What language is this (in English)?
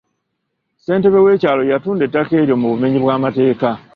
Ganda